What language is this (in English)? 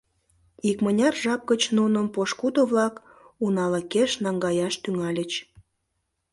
Mari